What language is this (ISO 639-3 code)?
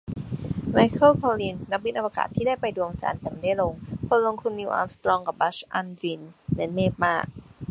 tha